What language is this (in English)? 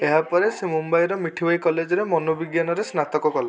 Odia